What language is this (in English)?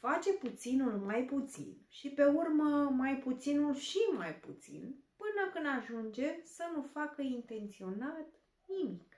Romanian